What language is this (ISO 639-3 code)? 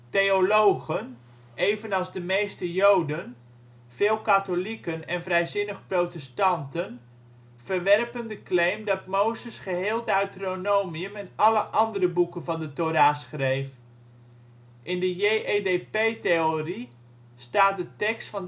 nld